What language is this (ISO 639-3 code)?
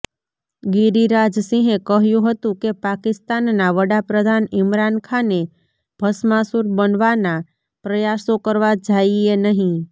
guj